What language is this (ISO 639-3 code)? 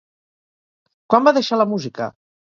cat